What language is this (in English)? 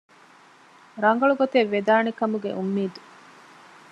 Divehi